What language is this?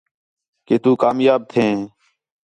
Khetrani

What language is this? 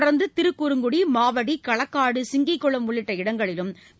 Tamil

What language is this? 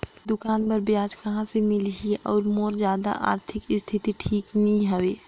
Chhattisgarhi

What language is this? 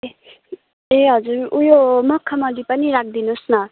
Nepali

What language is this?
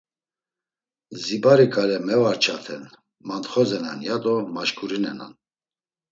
Laz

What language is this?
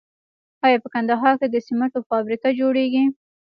Pashto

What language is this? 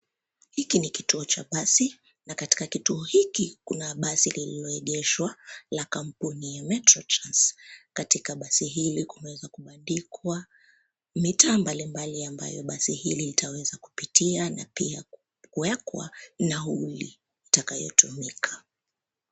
Swahili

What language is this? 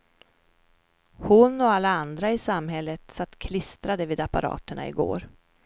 Swedish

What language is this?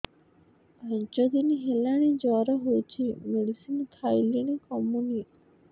Odia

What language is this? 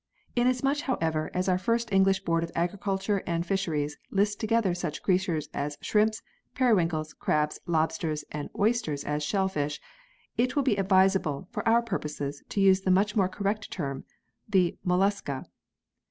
English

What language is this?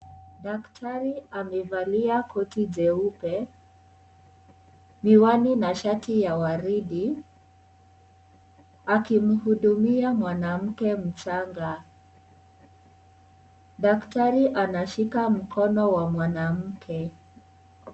Swahili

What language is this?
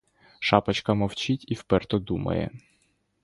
Ukrainian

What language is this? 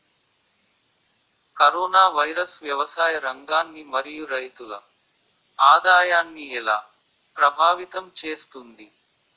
Telugu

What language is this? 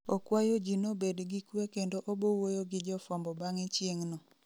Luo (Kenya and Tanzania)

